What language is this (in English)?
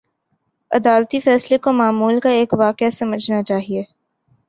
Urdu